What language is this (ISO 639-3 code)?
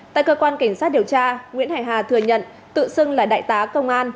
vie